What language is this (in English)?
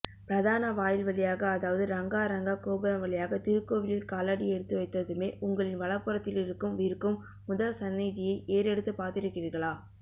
Tamil